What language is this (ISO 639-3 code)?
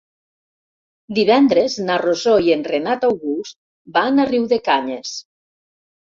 cat